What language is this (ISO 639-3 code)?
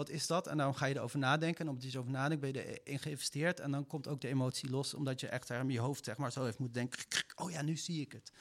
nld